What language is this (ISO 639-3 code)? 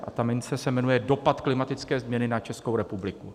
ces